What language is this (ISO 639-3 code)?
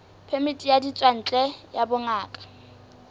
sot